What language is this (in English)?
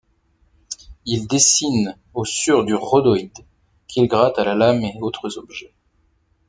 French